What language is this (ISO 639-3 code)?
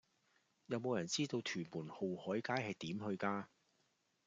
yue